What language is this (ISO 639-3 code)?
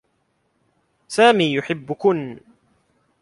ara